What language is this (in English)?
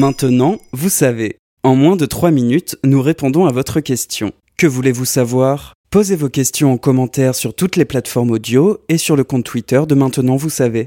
French